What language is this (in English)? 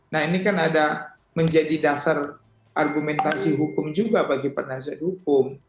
Indonesian